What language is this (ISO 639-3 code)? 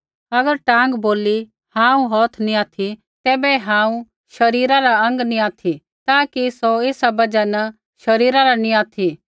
kfx